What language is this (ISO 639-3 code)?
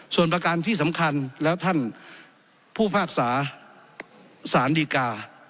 tha